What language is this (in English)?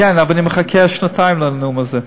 Hebrew